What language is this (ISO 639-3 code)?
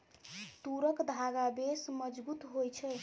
mai